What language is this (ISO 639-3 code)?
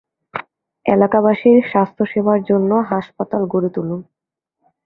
ben